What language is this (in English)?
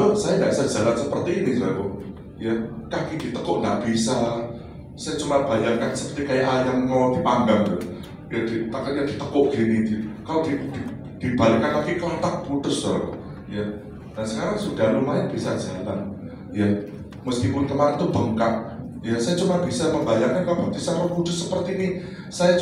Indonesian